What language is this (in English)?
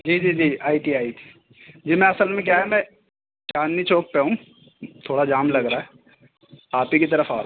Urdu